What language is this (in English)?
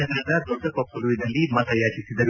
Kannada